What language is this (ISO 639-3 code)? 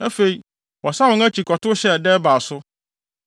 aka